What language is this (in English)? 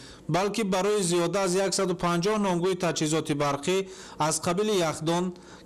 Persian